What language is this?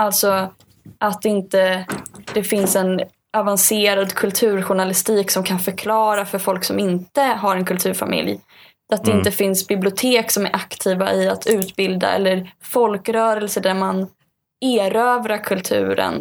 Swedish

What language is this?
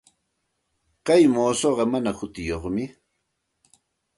Santa Ana de Tusi Pasco Quechua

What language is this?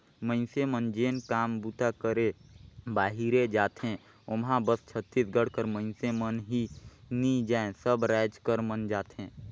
Chhattisgarhi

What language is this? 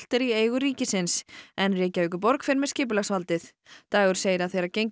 Icelandic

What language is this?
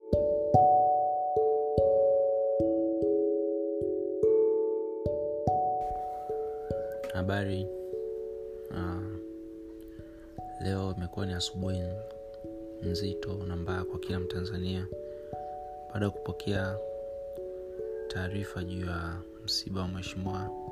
Swahili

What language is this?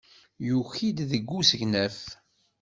Kabyle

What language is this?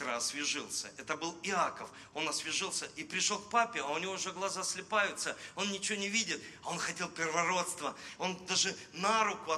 Russian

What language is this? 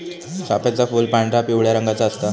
Marathi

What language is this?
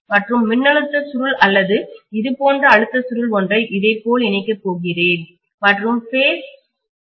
Tamil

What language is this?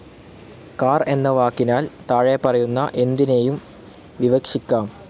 Malayalam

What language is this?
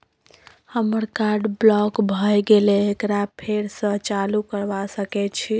Maithili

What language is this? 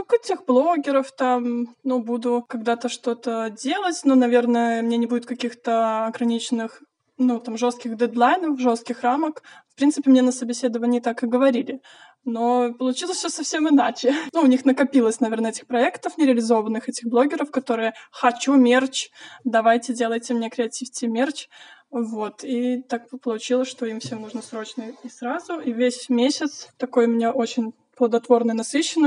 Russian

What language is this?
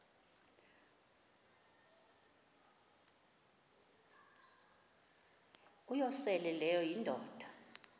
Xhosa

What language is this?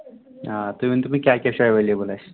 Kashmiri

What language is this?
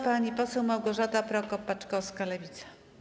Polish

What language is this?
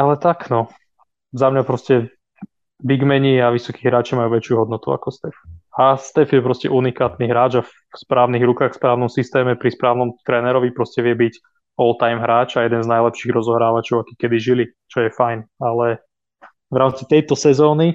Slovak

